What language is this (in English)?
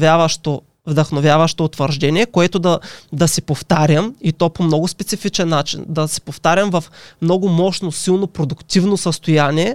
Bulgarian